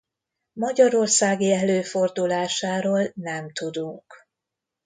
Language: Hungarian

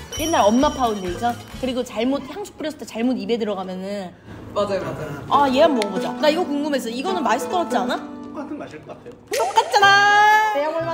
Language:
Korean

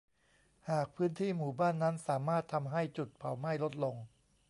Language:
Thai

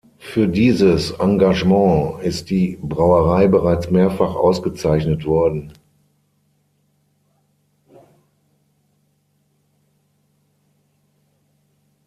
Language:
German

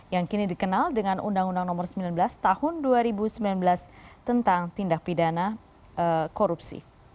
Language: Indonesian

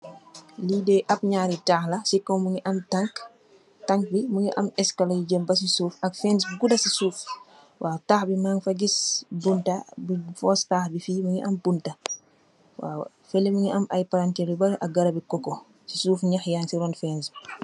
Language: Wolof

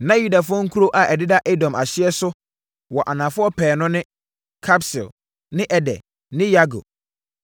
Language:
Akan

